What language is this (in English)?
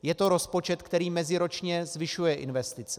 Czech